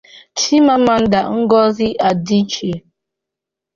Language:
Igbo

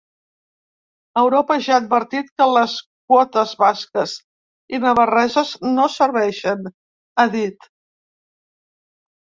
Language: Catalan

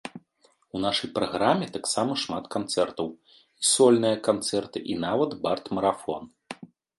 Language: Belarusian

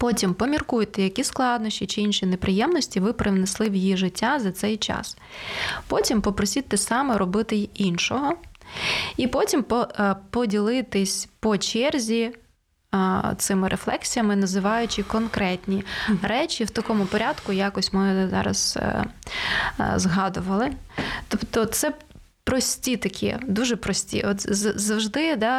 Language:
Ukrainian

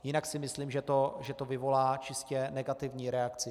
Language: Czech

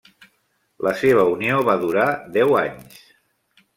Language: Catalan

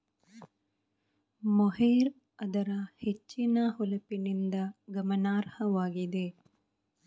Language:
Kannada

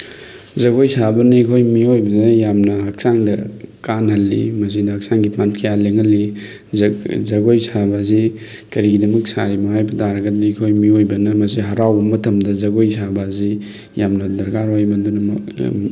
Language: Manipuri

